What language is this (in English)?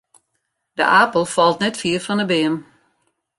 Western Frisian